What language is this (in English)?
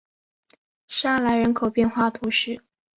Chinese